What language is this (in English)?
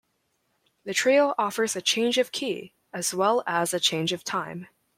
English